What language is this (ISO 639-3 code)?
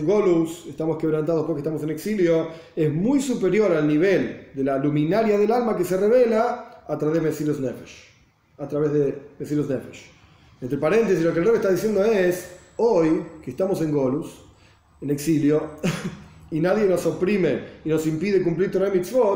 spa